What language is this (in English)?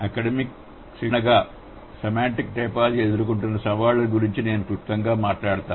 Telugu